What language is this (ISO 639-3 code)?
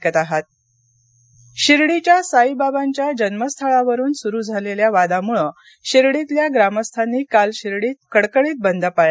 mar